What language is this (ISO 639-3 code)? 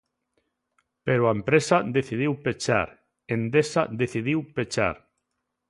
glg